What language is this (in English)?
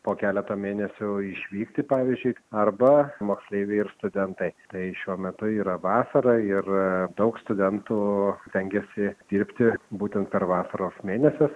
Lithuanian